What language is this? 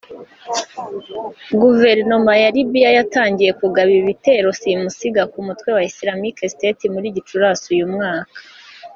Kinyarwanda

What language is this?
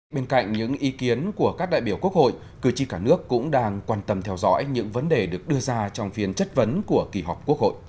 Vietnamese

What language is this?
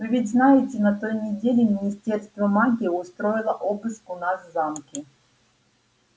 Russian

